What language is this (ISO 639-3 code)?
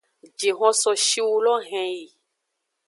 ajg